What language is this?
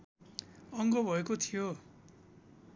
Nepali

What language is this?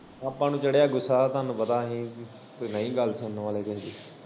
Punjabi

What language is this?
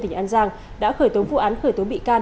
Vietnamese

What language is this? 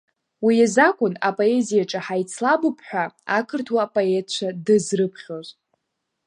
Abkhazian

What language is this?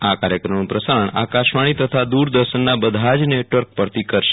Gujarati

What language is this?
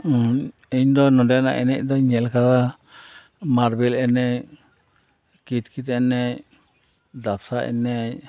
Santali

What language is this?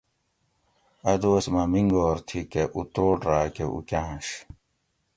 Gawri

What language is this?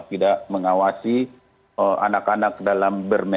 Indonesian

